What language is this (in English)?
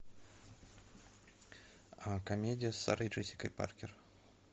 Russian